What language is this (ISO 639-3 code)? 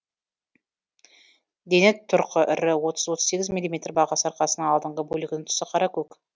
kaz